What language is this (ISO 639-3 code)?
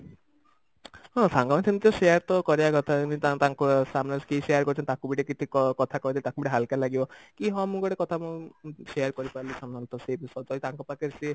ori